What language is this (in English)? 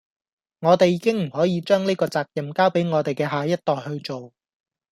Cantonese